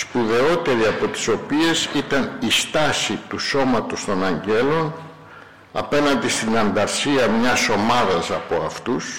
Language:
Greek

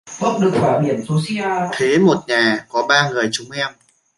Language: Vietnamese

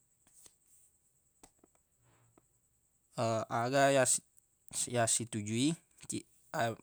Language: Buginese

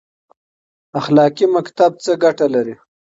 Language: Pashto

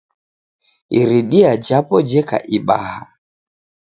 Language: Taita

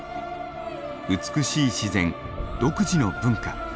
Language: Japanese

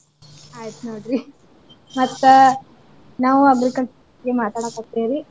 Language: Kannada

